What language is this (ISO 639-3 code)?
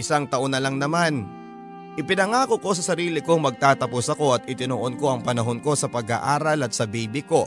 fil